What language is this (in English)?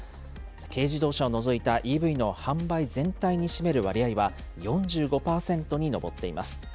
Japanese